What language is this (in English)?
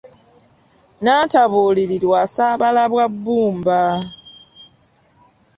Ganda